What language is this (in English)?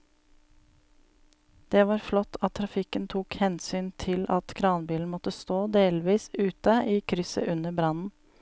Norwegian